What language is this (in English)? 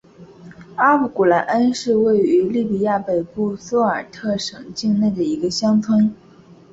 Chinese